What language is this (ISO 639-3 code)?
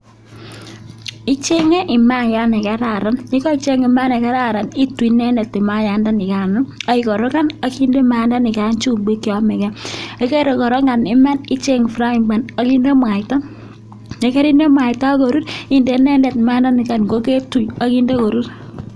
kln